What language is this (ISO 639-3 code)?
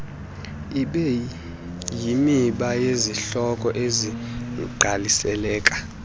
xho